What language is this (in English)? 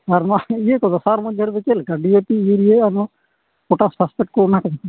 Santali